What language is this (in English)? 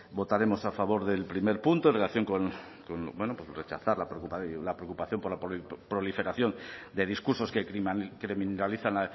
Spanish